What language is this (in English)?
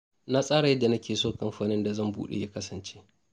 Hausa